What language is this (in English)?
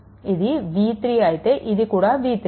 Telugu